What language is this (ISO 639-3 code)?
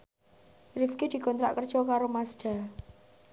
jav